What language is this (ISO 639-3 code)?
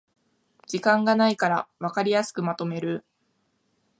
jpn